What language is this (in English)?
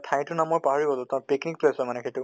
Assamese